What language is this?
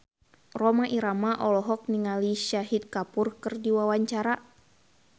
Sundanese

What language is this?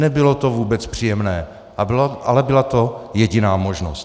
Czech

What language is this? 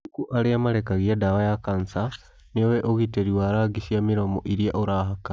Kikuyu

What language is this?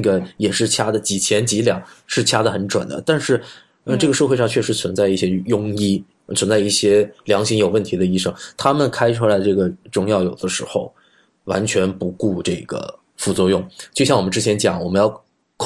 Chinese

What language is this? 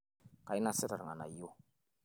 Masai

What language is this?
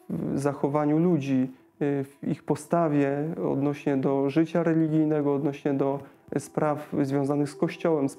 Polish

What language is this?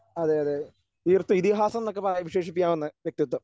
Malayalam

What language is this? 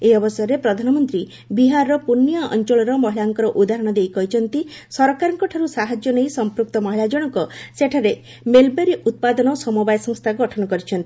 Odia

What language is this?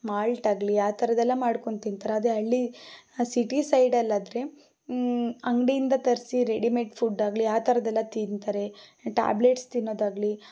Kannada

